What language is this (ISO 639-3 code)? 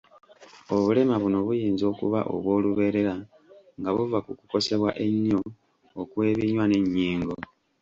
lug